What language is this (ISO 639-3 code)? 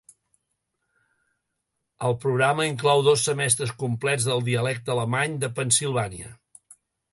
cat